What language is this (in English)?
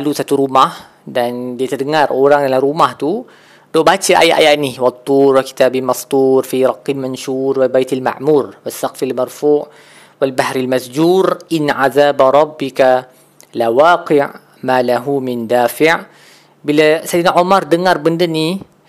Malay